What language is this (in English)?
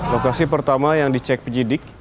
Indonesian